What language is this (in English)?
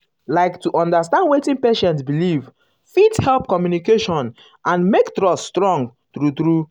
Nigerian Pidgin